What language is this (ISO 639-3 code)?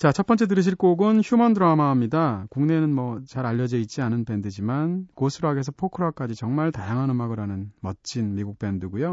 kor